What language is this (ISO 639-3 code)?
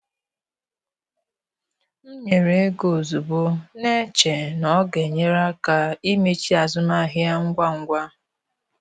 ibo